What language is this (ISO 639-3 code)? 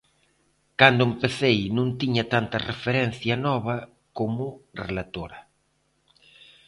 glg